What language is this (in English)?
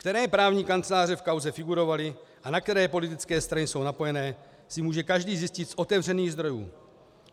Czech